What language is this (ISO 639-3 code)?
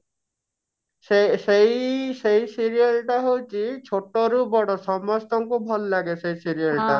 ori